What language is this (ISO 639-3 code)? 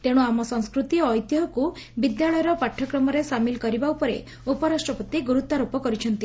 ori